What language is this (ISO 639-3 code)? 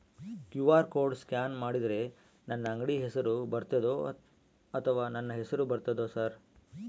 kan